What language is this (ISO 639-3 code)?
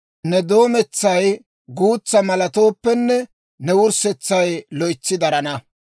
dwr